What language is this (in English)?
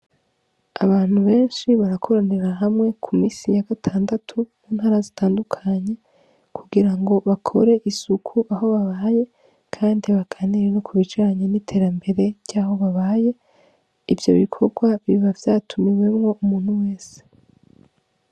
Rundi